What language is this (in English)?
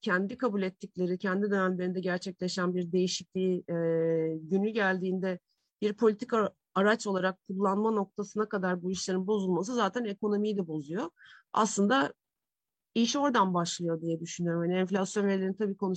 Turkish